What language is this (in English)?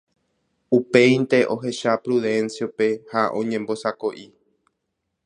Guarani